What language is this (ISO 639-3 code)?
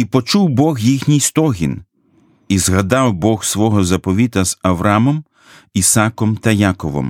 ukr